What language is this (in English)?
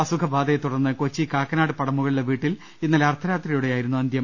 Malayalam